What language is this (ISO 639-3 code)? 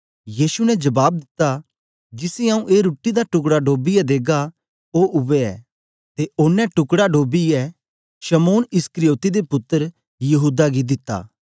doi